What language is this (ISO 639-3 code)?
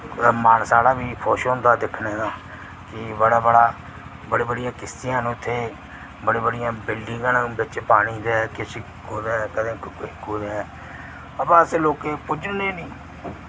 doi